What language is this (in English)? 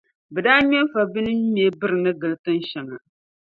Dagbani